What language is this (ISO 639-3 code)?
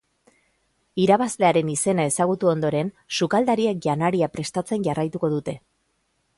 eus